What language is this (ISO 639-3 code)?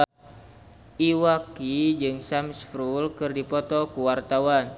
sun